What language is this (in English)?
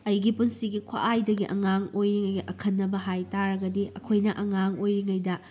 Manipuri